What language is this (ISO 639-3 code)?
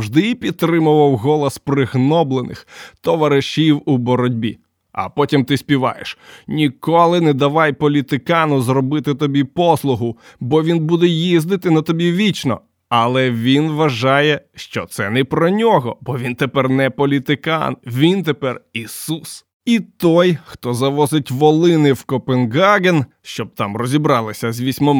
ukr